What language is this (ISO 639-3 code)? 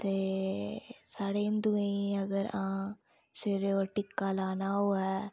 doi